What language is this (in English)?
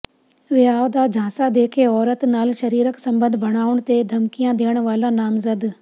Punjabi